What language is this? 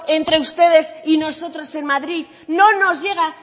Spanish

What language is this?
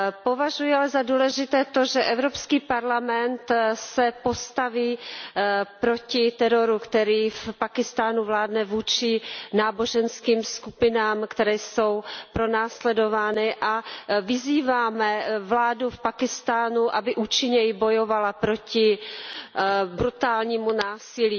Czech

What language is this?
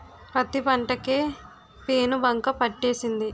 Telugu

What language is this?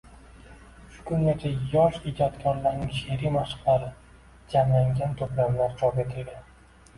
Uzbek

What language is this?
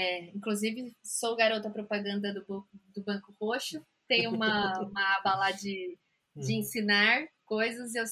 Portuguese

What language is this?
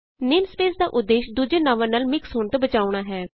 Punjabi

